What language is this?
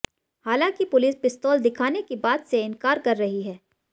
Hindi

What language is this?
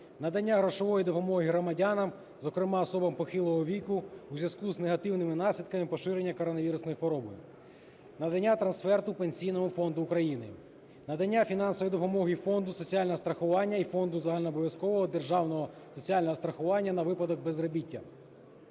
Ukrainian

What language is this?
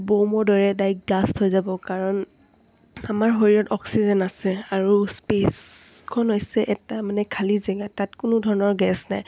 Assamese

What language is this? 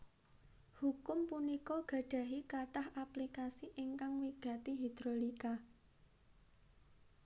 Javanese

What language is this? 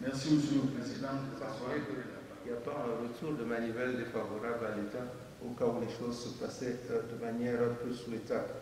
French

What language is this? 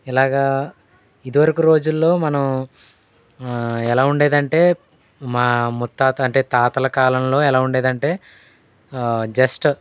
Telugu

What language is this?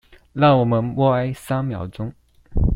Chinese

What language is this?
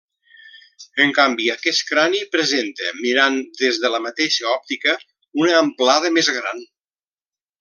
Catalan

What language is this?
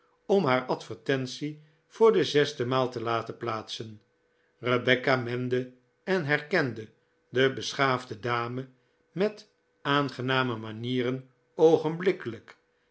Dutch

